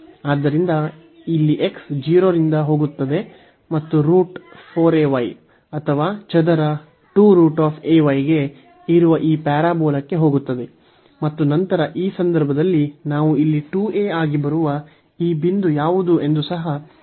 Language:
Kannada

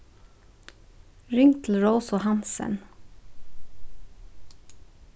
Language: Faroese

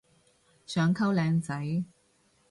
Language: Cantonese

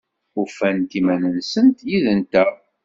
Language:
Kabyle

